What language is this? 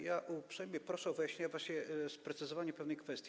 Polish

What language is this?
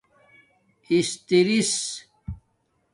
Domaaki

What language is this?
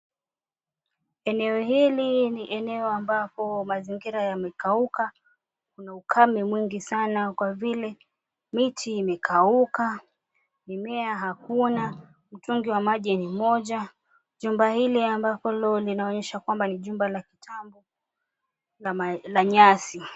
Swahili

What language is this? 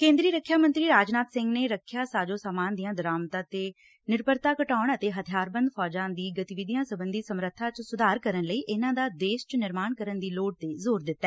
Punjabi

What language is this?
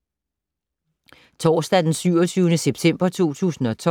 Danish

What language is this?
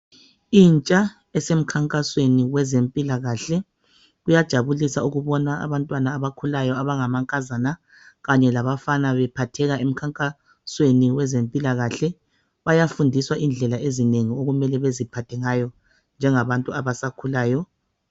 North Ndebele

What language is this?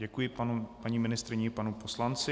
Czech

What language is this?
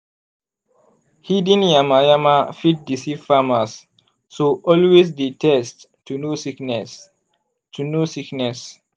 Nigerian Pidgin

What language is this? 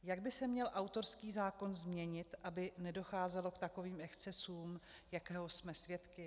Czech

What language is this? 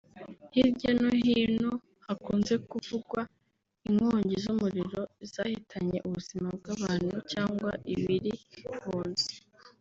Kinyarwanda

